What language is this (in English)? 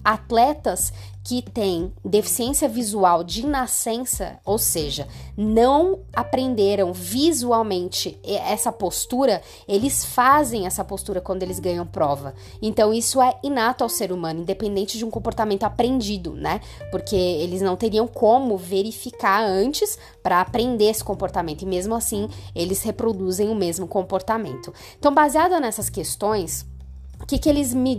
Portuguese